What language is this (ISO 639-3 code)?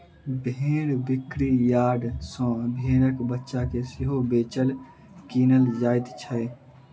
mai